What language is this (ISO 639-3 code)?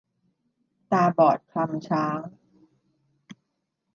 tha